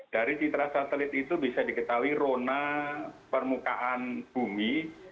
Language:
Indonesian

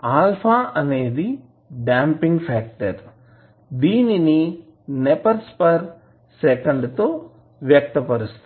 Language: Telugu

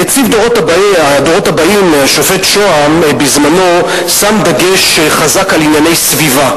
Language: Hebrew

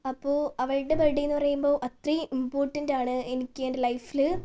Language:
Malayalam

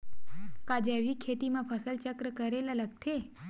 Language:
Chhattisgarhi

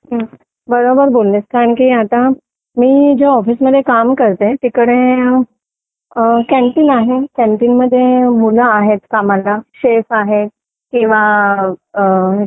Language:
Marathi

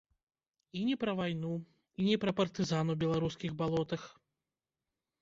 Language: Belarusian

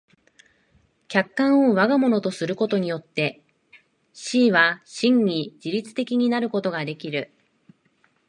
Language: Japanese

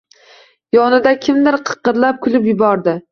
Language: Uzbek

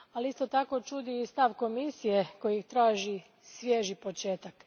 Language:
Croatian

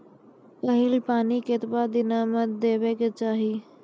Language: Maithili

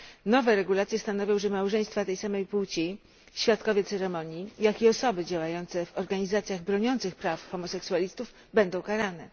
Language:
Polish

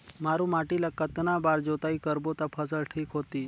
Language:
Chhattisgarhi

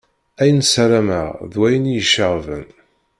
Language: Kabyle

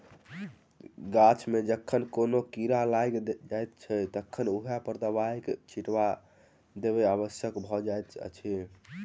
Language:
Maithili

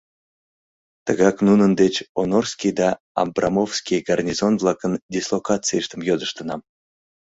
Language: Mari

